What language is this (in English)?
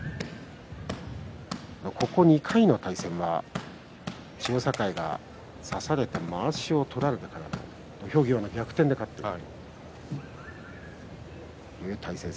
Japanese